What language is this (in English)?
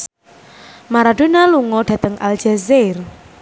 Javanese